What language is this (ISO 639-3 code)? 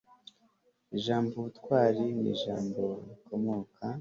kin